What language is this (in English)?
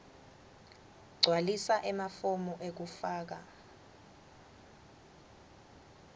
Swati